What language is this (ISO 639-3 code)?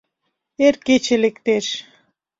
chm